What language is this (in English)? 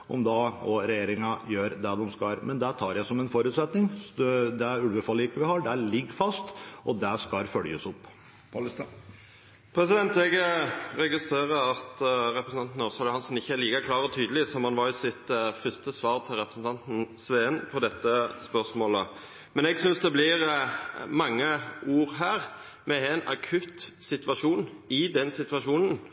Norwegian